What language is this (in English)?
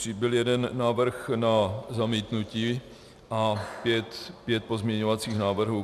Czech